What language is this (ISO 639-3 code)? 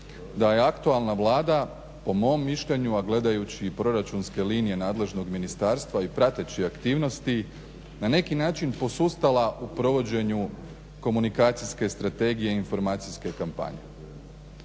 hrv